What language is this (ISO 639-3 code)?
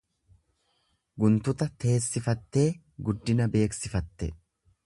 orm